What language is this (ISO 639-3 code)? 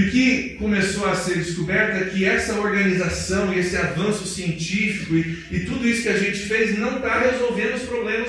por